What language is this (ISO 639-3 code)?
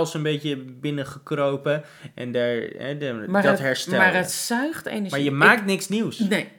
nld